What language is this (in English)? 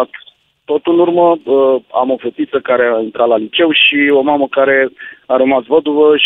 Romanian